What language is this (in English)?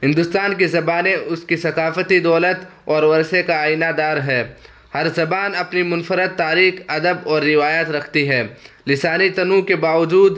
Urdu